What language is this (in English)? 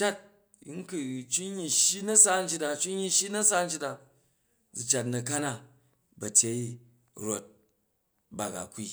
Jju